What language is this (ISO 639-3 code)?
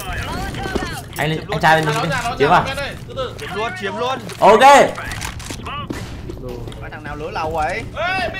vie